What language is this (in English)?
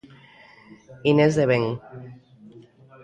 Galician